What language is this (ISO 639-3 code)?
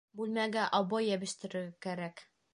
bak